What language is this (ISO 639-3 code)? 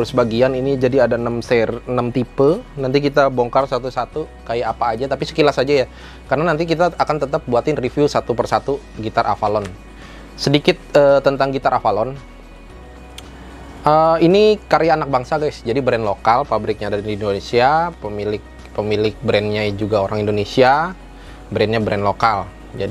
ind